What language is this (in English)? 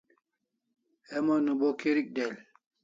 Kalasha